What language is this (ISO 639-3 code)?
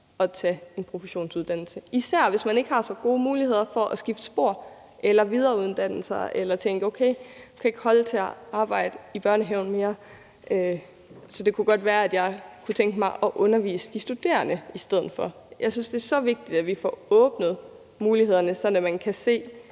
dan